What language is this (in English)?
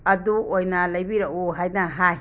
Manipuri